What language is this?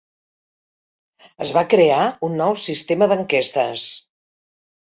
Catalan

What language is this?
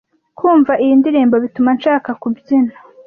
Kinyarwanda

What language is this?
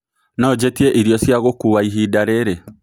Kikuyu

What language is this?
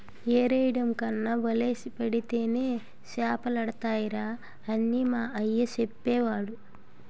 Telugu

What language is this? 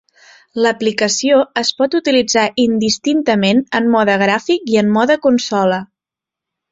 Catalan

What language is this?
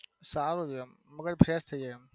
Gujarati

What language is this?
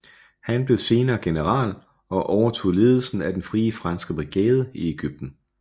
Danish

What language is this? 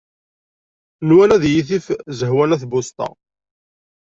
Kabyle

